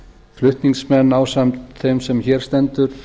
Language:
Icelandic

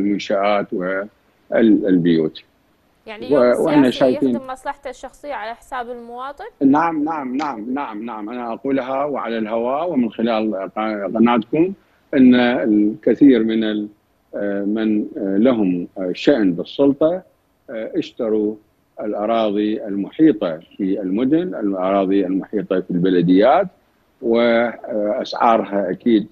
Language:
Arabic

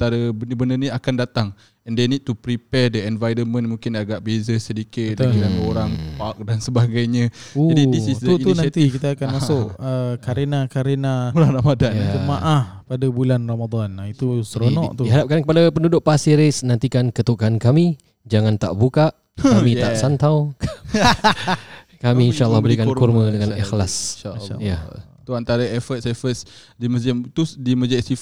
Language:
Malay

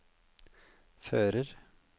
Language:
Norwegian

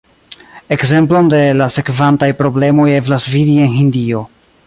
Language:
Esperanto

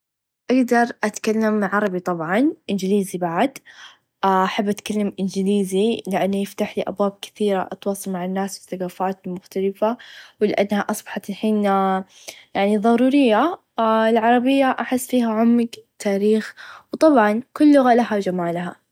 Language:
Najdi Arabic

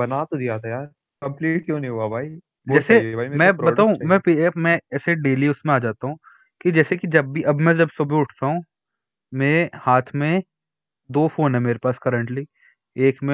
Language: Hindi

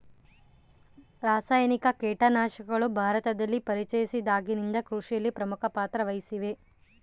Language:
Kannada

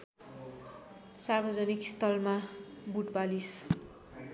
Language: Nepali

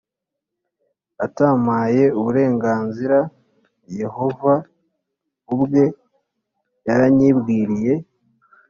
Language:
Kinyarwanda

